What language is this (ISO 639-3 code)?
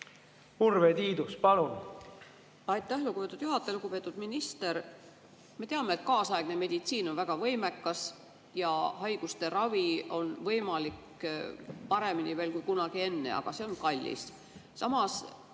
est